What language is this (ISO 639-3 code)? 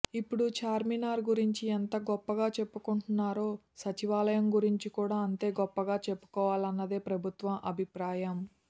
tel